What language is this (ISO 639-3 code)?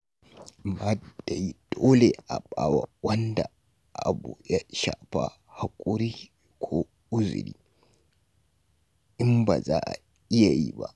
hau